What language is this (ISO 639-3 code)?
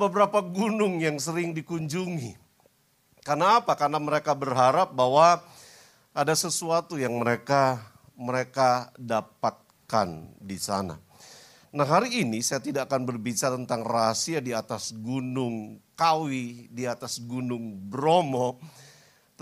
ind